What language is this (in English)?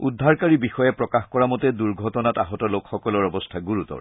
Assamese